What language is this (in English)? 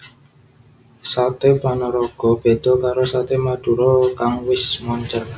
Javanese